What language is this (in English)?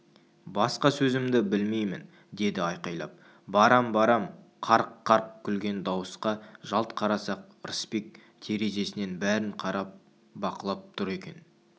Kazakh